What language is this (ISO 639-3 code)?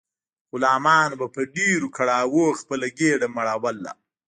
pus